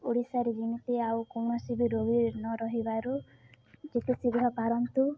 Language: Odia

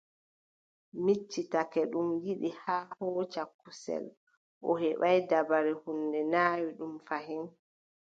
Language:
Adamawa Fulfulde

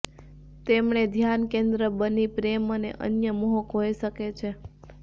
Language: Gujarati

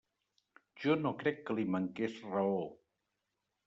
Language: Catalan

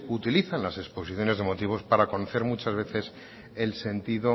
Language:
Spanish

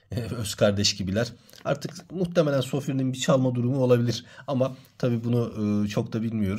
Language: Turkish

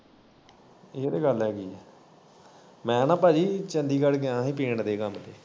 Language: Punjabi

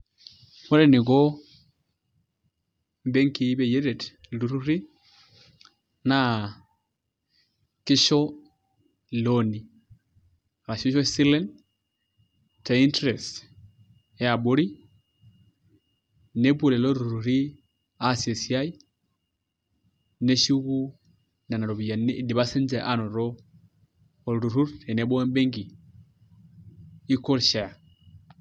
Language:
Masai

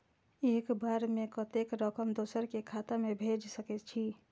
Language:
Maithili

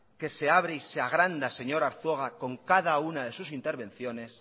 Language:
Spanish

